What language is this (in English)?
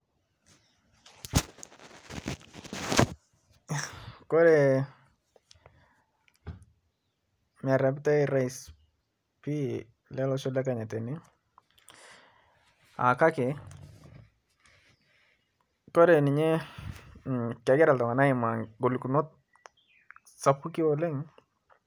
Masai